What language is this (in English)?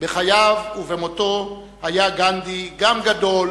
Hebrew